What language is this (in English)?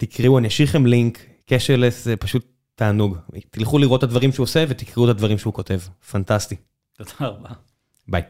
Hebrew